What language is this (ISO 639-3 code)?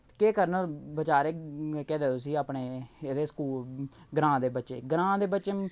doi